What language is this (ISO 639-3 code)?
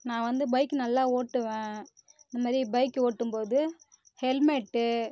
tam